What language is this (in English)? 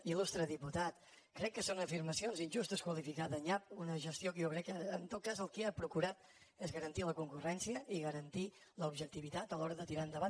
Catalan